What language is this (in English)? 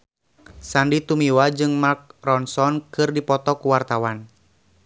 Sundanese